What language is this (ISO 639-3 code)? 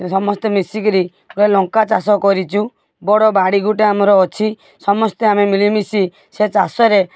ori